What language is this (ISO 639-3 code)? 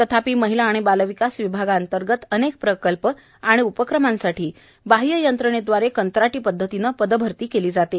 mar